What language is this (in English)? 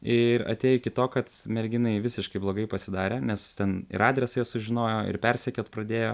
Lithuanian